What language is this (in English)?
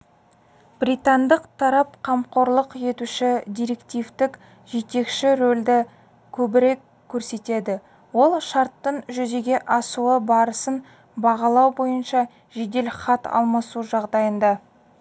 Kazakh